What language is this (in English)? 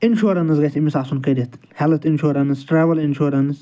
Kashmiri